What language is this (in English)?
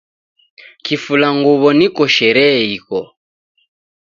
Taita